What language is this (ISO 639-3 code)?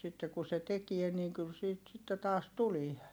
fin